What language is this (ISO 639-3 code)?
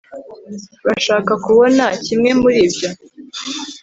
kin